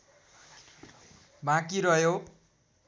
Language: Nepali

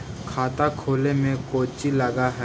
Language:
Magahi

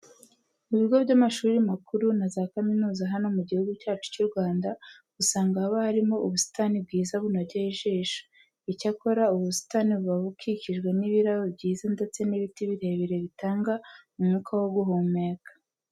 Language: Kinyarwanda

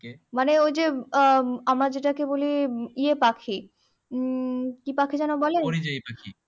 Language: Bangla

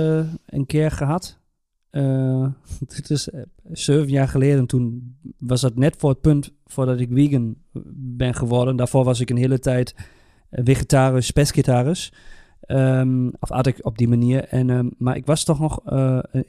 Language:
Dutch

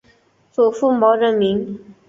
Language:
Chinese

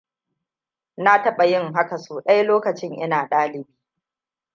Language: Hausa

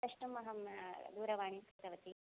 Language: Sanskrit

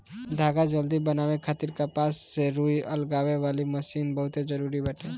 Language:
Bhojpuri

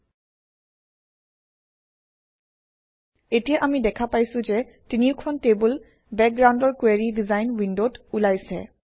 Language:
Assamese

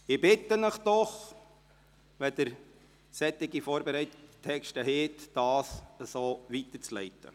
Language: Swiss German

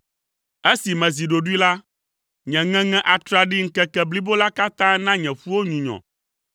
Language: Ewe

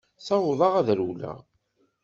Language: Kabyle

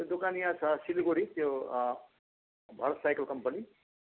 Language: Nepali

